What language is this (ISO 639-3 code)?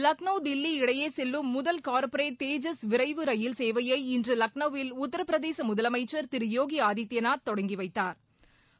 tam